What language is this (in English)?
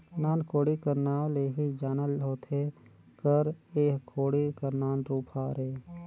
Chhattisgarhi